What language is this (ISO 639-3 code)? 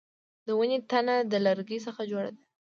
pus